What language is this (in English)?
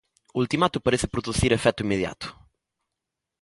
Galician